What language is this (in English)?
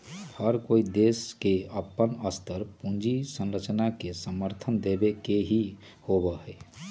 Magahi